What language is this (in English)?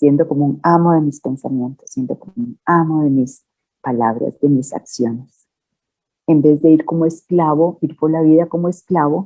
Spanish